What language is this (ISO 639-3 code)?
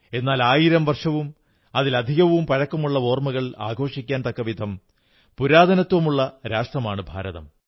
mal